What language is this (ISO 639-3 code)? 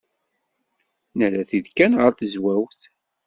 kab